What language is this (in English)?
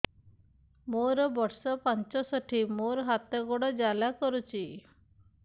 Odia